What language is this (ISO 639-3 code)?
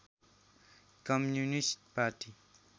nep